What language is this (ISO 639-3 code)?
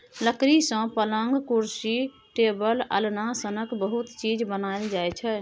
mai